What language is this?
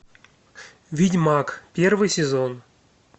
Russian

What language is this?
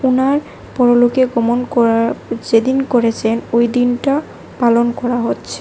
Bangla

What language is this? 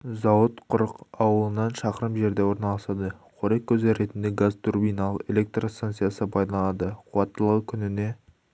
Kazakh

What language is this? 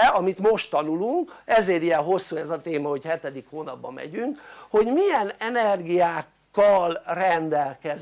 Hungarian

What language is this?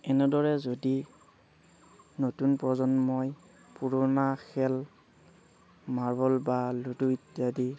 Assamese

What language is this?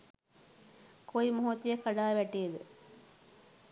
Sinhala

